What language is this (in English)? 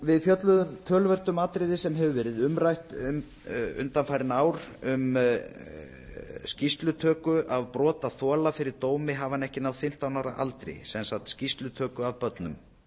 Icelandic